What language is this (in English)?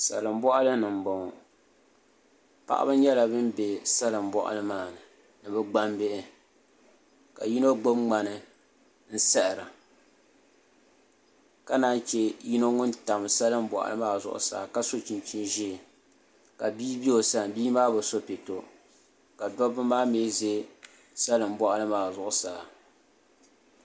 Dagbani